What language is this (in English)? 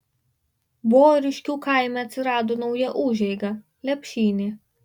Lithuanian